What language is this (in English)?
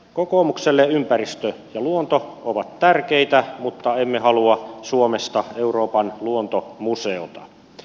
Finnish